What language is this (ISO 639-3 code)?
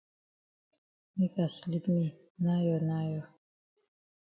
wes